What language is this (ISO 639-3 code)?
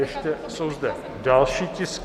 ces